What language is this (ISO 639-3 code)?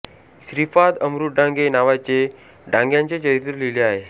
mar